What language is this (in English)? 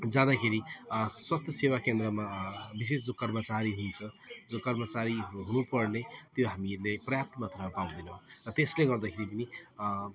Nepali